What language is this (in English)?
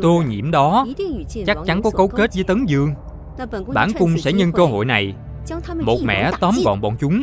Vietnamese